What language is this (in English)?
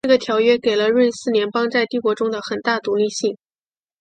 Chinese